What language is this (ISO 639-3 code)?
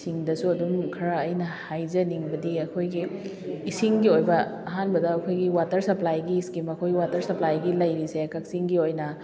mni